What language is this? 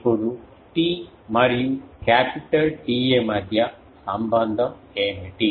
Telugu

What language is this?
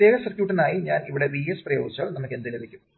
Malayalam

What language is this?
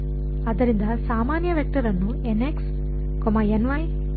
Kannada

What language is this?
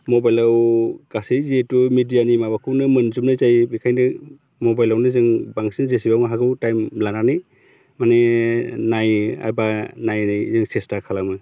Bodo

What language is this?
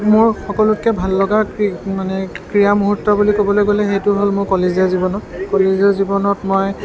Assamese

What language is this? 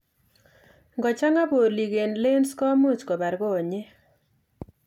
Kalenjin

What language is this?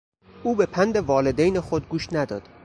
Persian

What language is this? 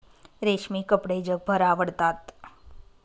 Marathi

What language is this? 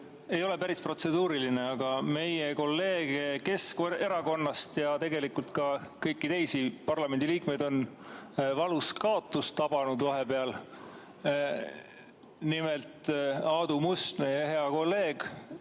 Estonian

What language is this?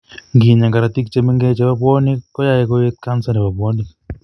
Kalenjin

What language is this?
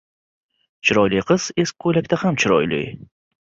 Uzbek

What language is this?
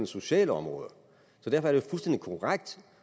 Danish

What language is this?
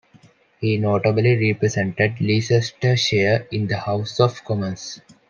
English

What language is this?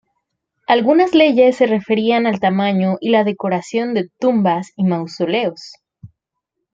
Spanish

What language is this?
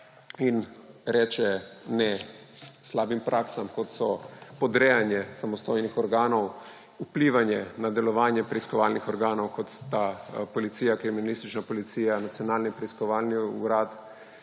Slovenian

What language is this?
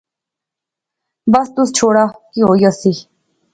Pahari-Potwari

